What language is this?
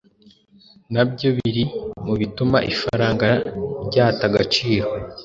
Kinyarwanda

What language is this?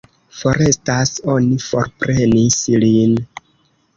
Esperanto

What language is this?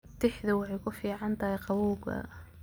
Somali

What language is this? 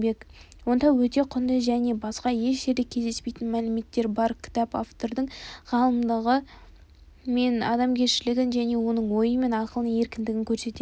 Kazakh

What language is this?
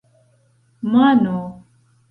Esperanto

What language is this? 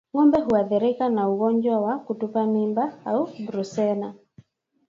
Swahili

